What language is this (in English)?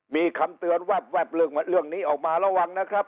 Thai